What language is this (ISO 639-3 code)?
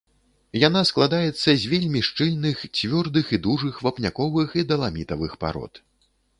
bel